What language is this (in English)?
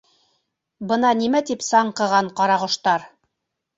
Bashkir